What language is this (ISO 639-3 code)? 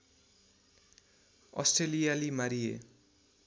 nep